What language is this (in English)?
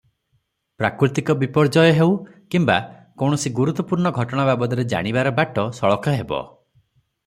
Odia